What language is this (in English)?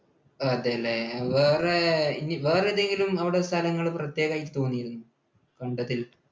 Malayalam